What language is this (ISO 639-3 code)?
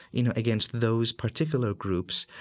eng